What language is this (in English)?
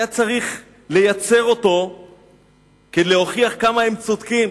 Hebrew